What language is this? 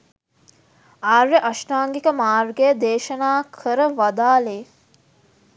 Sinhala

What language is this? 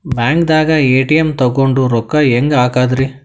Kannada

